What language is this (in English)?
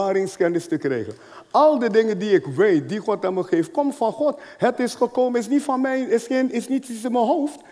Dutch